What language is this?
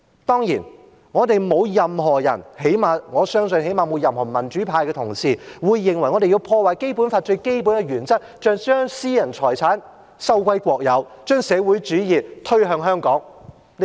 Cantonese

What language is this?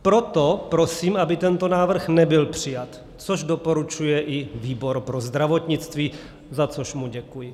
Czech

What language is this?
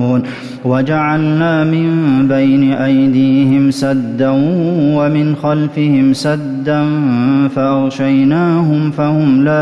Arabic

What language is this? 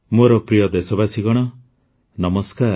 Odia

